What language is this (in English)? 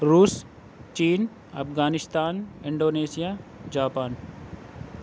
Urdu